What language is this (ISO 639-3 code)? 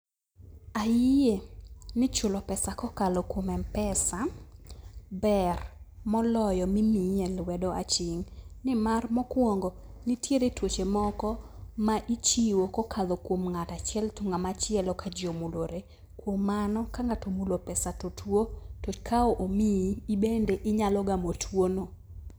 luo